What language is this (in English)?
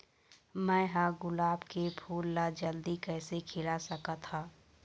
Chhattisgarhi